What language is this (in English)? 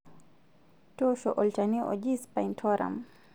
Masai